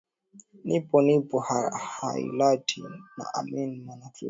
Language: Swahili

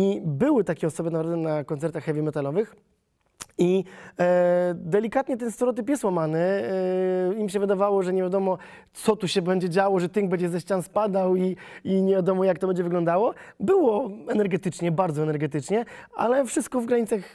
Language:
Polish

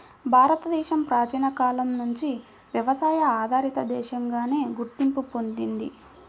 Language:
Telugu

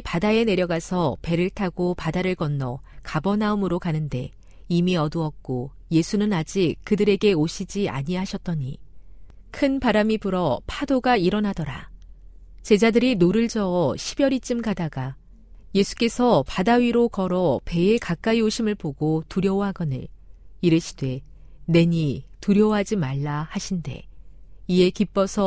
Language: Korean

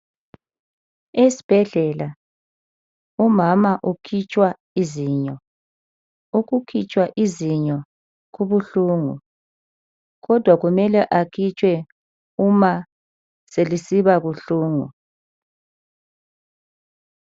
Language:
North Ndebele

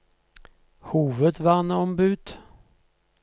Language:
Norwegian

